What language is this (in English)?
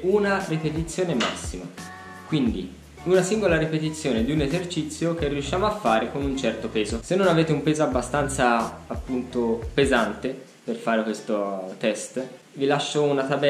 Italian